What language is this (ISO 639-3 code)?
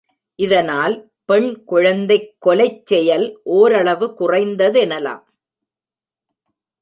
tam